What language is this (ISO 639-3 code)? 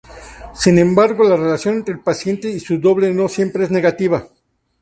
spa